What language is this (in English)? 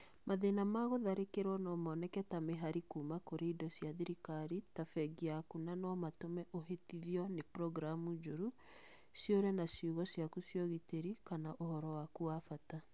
Kikuyu